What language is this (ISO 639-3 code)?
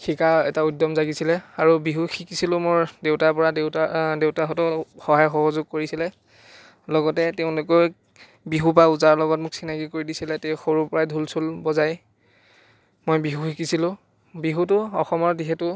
asm